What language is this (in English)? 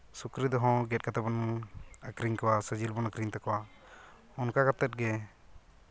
Santali